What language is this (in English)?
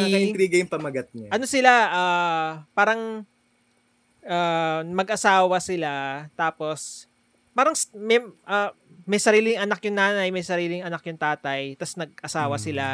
Filipino